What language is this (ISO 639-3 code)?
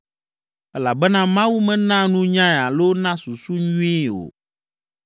ewe